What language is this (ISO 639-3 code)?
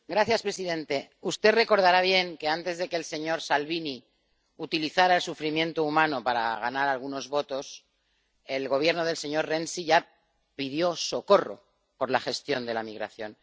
spa